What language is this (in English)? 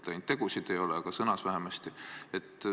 Estonian